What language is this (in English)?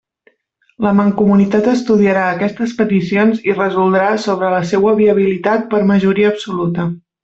Catalan